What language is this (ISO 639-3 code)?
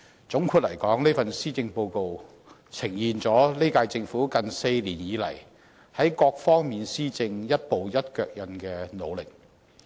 yue